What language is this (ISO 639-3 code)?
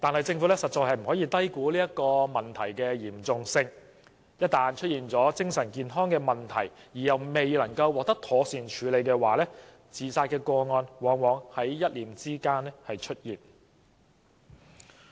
yue